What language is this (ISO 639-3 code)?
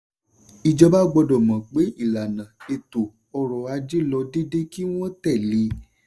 yor